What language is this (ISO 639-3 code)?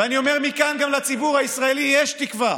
heb